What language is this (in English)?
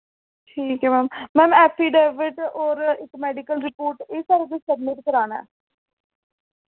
Dogri